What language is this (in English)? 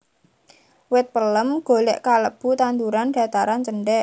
Javanese